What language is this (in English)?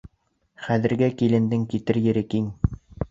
Bashkir